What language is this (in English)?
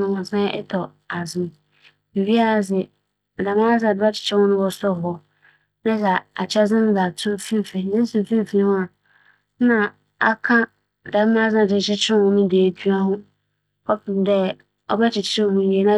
Akan